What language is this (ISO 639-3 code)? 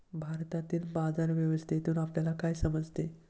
mar